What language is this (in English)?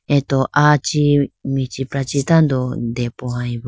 Idu-Mishmi